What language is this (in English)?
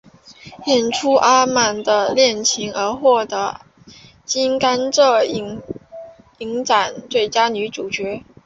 Chinese